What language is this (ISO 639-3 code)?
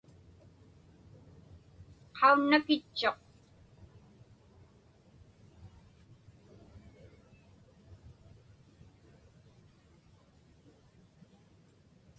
ipk